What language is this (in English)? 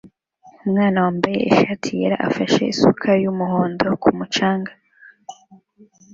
Kinyarwanda